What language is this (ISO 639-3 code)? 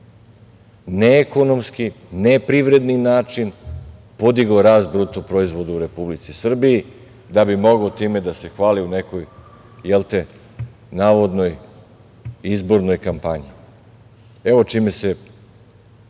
srp